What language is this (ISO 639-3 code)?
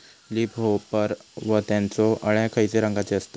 mar